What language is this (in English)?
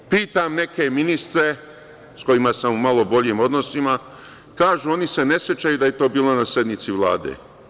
Serbian